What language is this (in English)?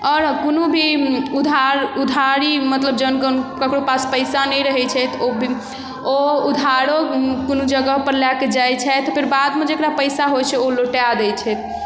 Maithili